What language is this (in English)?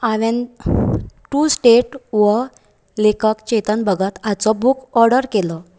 Konkani